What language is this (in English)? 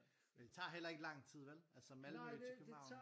Danish